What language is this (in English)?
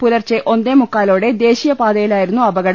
Malayalam